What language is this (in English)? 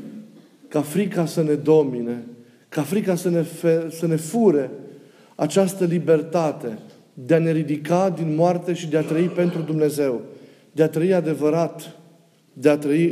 Romanian